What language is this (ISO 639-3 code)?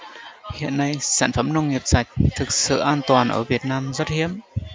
vie